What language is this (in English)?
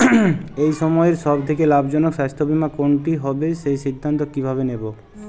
Bangla